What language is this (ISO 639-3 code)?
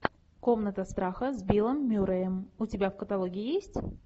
rus